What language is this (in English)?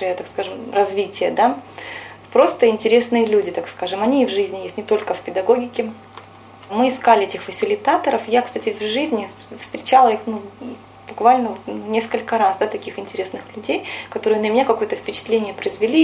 Russian